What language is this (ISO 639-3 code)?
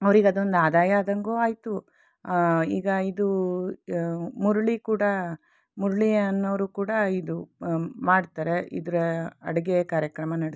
kan